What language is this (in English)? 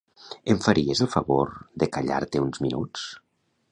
Catalan